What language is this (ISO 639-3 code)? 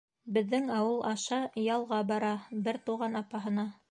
bak